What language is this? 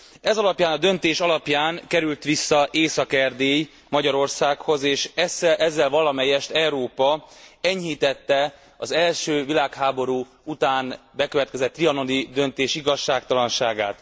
Hungarian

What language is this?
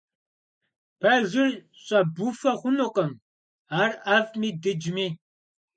Kabardian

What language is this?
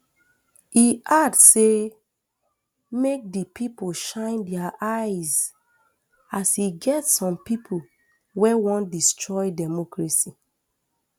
Nigerian Pidgin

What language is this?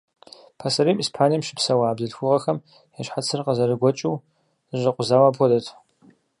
Kabardian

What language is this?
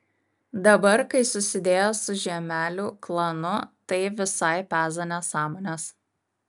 Lithuanian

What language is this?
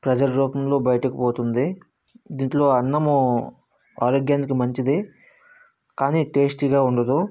Telugu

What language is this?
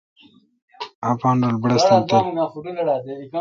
Kalkoti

